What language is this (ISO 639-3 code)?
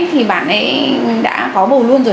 vie